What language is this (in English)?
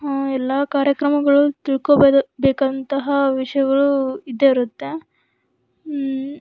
Kannada